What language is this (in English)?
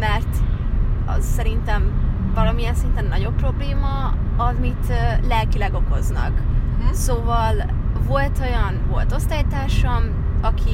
Hungarian